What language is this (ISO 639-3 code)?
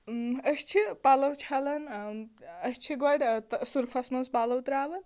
kas